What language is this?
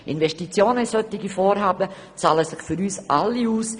Swiss German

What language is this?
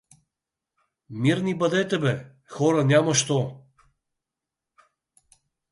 Bulgarian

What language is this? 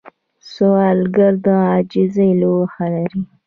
Pashto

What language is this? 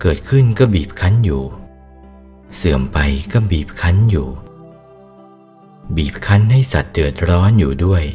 Thai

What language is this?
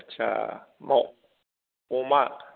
Bodo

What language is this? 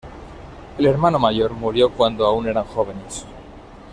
Spanish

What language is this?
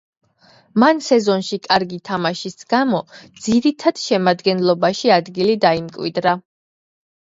Georgian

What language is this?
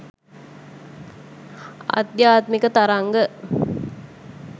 Sinhala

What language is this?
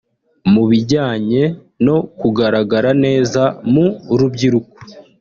Kinyarwanda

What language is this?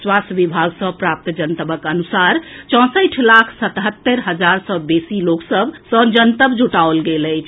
Maithili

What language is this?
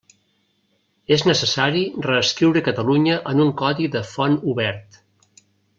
Catalan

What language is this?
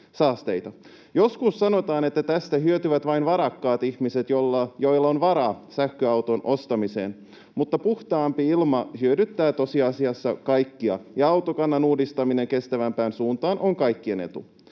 Finnish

